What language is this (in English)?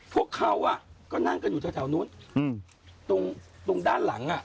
Thai